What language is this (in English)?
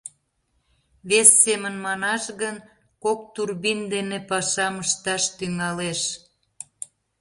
Mari